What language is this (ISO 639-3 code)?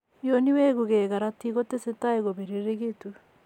kln